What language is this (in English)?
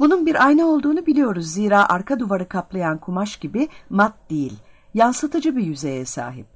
Turkish